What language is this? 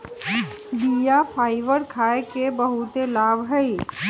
Magahi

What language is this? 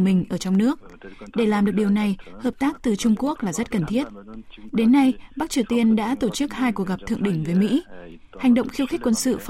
Vietnamese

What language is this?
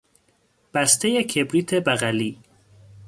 Persian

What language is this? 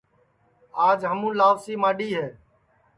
Sansi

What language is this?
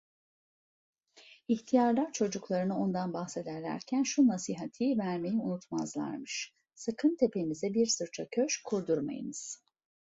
Turkish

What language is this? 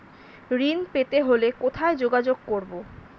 Bangla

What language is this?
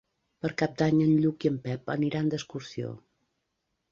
Catalan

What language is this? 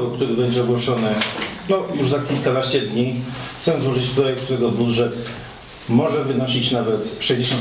Polish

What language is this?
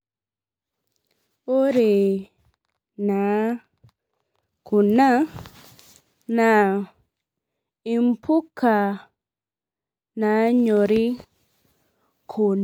Masai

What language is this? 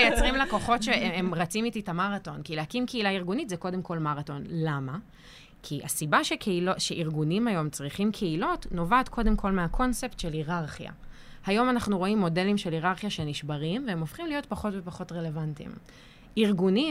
Hebrew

